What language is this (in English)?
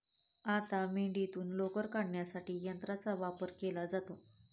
Marathi